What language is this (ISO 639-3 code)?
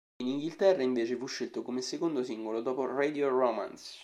ita